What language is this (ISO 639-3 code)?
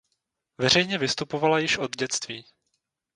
ces